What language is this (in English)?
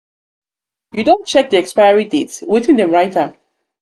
Nigerian Pidgin